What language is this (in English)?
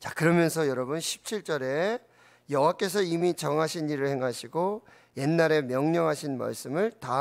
Korean